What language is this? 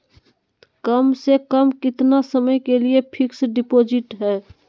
Magahi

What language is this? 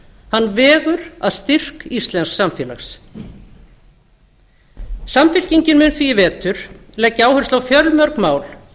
Icelandic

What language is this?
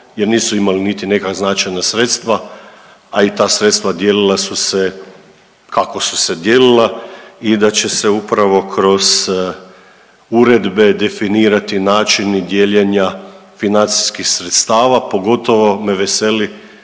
Croatian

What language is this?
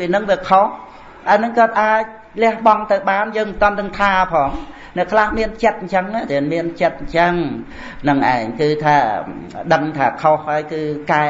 Vietnamese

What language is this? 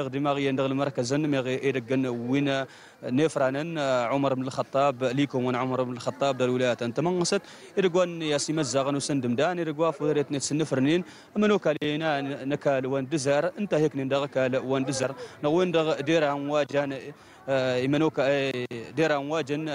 Arabic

